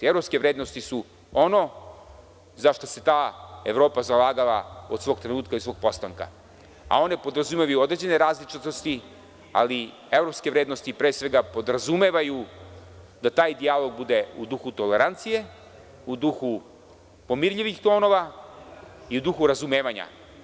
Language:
Serbian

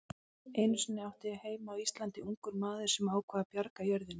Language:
Icelandic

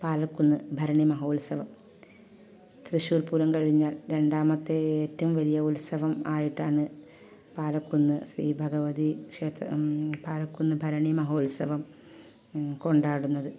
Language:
Malayalam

